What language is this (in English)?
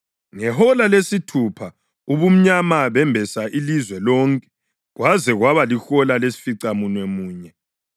North Ndebele